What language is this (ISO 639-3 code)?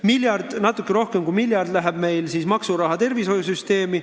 est